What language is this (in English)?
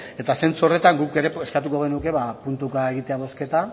Basque